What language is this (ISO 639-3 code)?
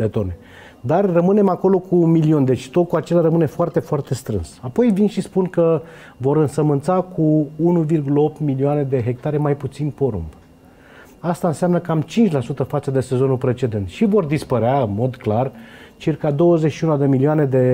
ron